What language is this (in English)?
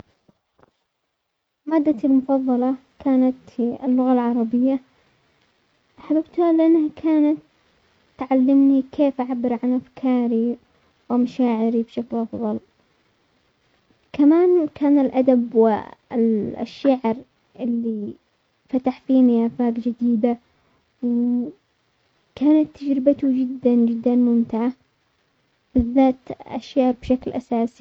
Omani Arabic